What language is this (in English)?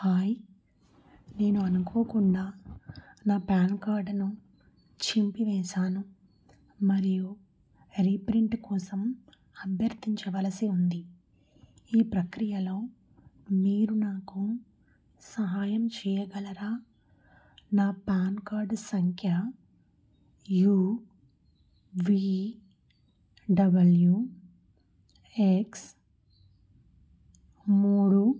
Telugu